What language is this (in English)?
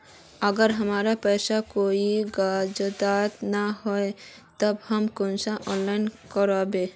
Magahi